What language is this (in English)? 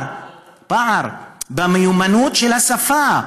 Hebrew